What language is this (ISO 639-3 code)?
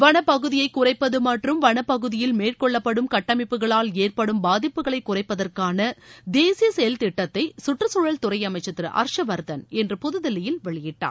tam